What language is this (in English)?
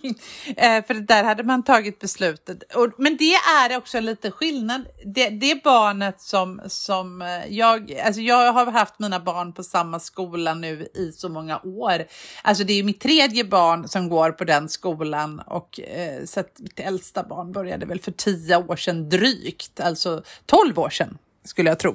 Swedish